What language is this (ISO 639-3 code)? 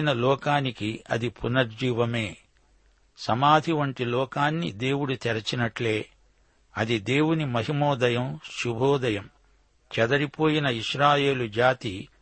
tel